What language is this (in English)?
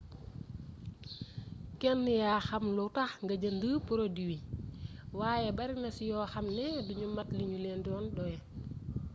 Wolof